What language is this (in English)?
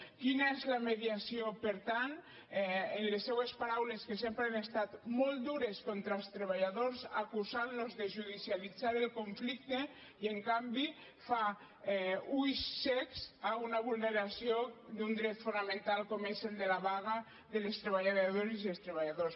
Catalan